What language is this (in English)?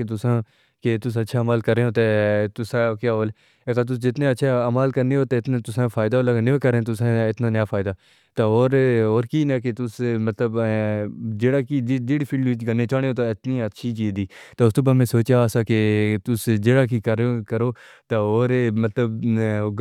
Pahari-Potwari